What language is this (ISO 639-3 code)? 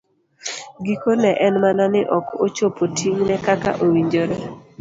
luo